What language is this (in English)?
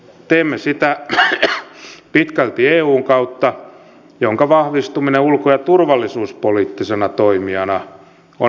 Finnish